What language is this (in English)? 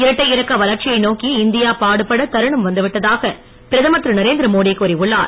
Tamil